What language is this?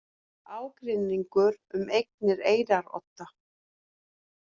Icelandic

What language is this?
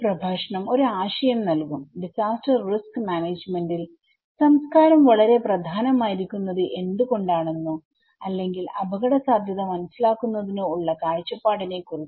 Malayalam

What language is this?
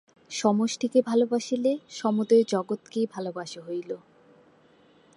Bangla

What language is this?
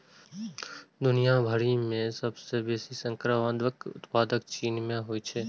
Maithili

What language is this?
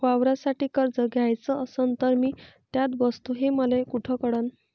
Marathi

